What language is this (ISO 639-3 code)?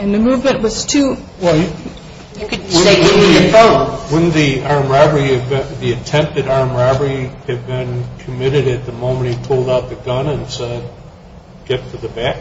eng